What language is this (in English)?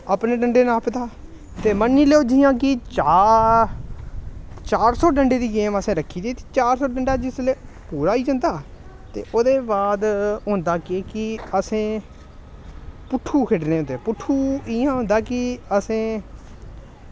Dogri